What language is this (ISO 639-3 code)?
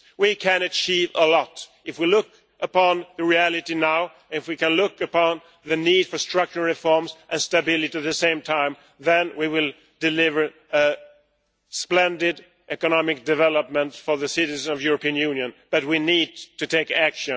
eng